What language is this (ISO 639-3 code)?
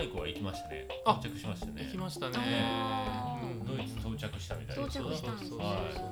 jpn